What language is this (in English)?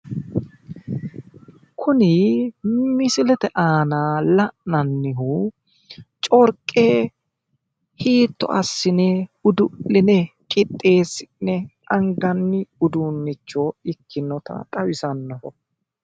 Sidamo